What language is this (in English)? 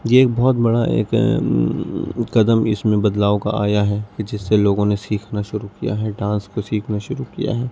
Urdu